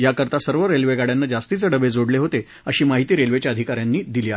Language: Marathi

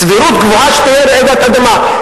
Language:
Hebrew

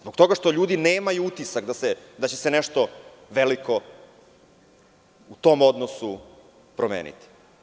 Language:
Serbian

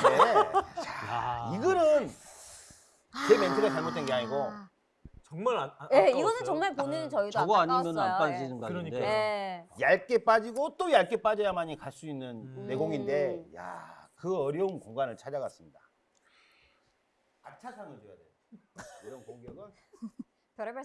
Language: Korean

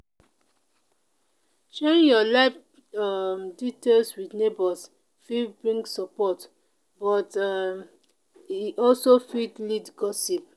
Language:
Nigerian Pidgin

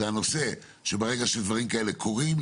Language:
Hebrew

